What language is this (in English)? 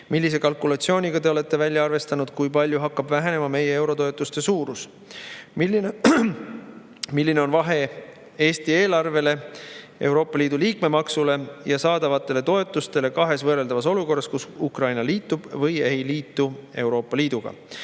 Estonian